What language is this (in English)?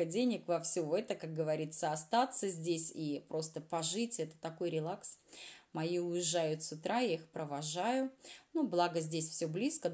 Russian